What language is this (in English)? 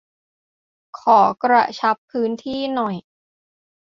Thai